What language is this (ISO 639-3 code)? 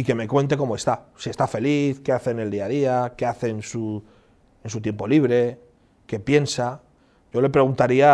spa